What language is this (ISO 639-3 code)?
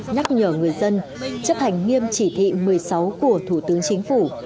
vie